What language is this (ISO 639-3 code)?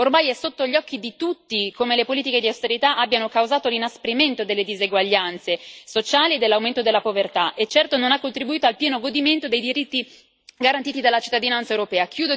ita